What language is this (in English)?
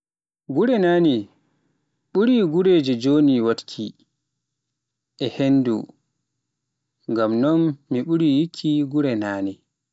Pular